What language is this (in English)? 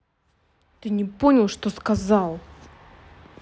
Russian